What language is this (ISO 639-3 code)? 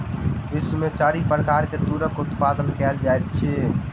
mai